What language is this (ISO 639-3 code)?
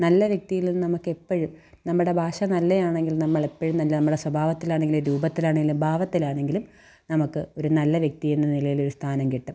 mal